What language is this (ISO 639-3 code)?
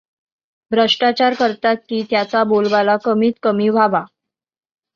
mar